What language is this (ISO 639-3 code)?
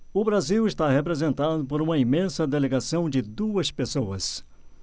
por